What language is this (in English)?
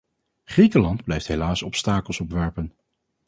Dutch